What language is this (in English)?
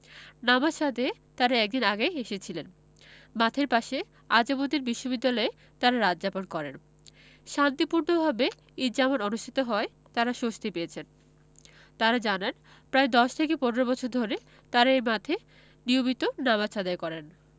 Bangla